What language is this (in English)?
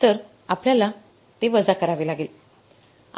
Marathi